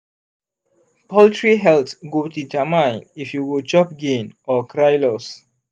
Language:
Nigerian Pidgin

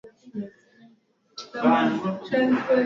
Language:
Swahili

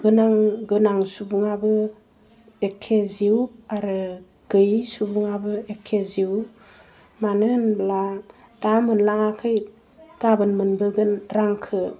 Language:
Bodo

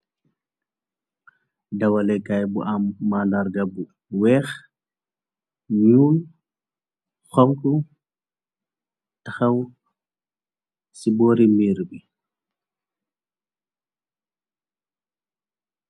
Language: Wolof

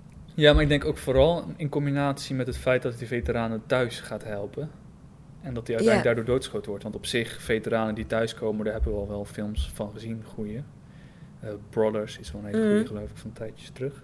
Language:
Dutch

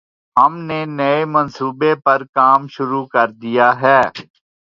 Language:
Urdu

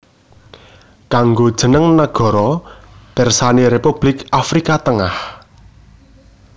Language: Javanese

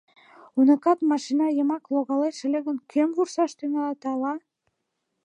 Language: Mari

